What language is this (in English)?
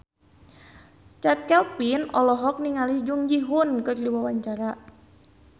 Sundanese